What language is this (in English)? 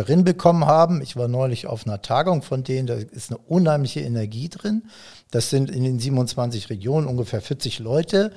German